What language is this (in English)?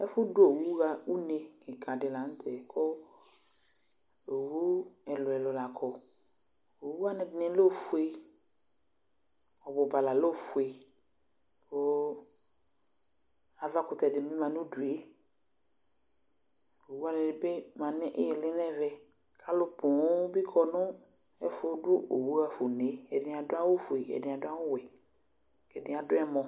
Ikposo